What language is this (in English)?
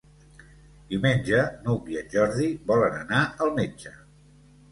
Catalan